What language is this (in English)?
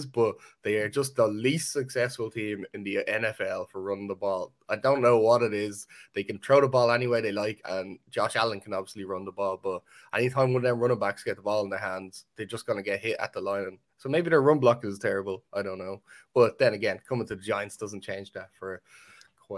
English